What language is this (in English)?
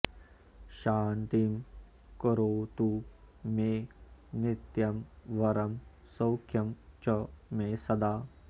Sanskrit